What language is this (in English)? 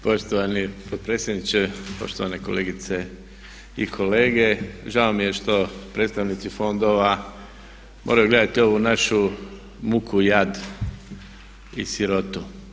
Croatian